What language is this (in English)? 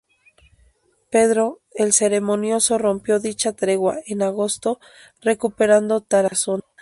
Spanish